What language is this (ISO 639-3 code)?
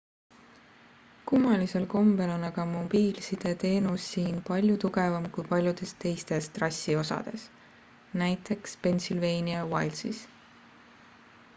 est